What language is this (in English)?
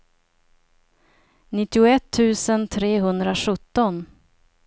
Swedish